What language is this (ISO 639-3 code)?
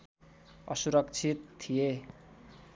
nep